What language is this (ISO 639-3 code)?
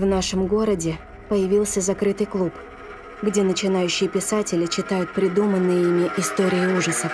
rus